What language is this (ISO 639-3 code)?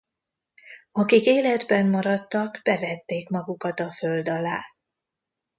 hun